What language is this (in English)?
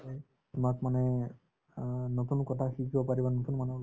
Assamese